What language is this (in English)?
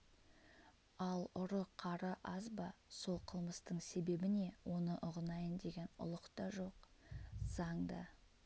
Kazakh